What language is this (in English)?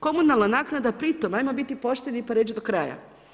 Croatian